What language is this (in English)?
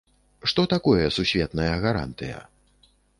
Belarusian